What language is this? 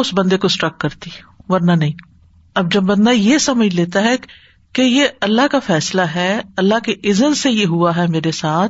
Urdu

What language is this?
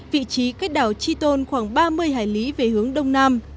Vietnamese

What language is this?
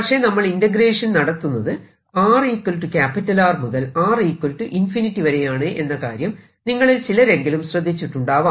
Malayalam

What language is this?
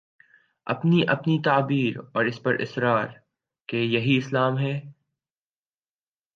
Urdu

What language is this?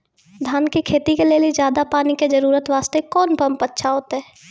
Maithili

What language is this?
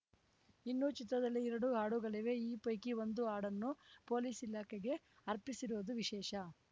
Kannada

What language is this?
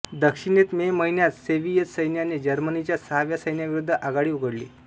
Marathi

